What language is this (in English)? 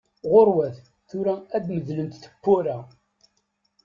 Kabyle